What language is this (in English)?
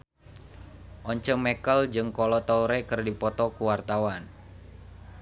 Sundanese